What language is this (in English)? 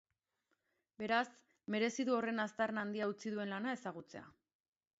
Basque